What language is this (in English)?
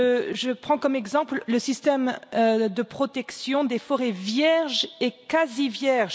French